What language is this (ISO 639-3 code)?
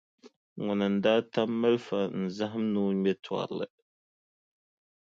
dag